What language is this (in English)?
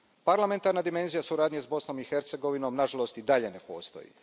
Croatian